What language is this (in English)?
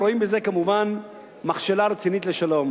Hebrew